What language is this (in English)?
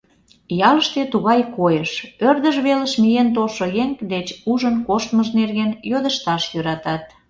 Mari